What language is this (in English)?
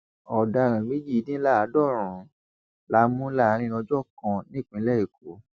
Yoruba